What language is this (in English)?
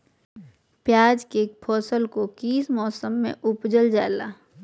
Magahi